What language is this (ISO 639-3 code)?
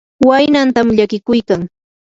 qur